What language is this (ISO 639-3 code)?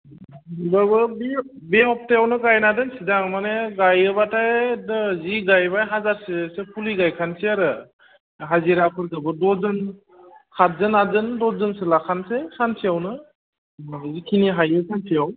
brx